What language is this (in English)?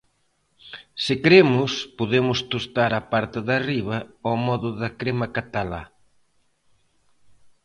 Galician